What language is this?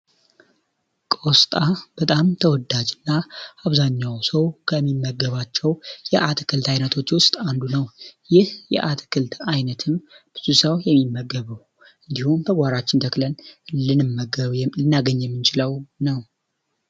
Amharic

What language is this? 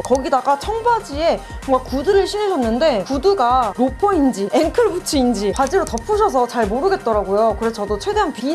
Korean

